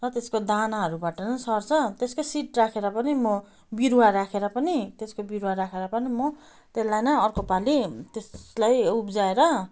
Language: Nepali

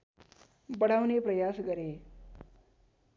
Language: Nepali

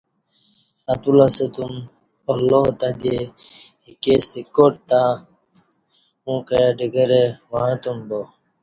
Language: Kati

